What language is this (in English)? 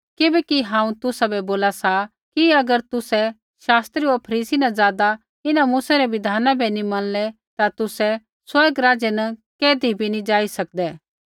Kullu Pahari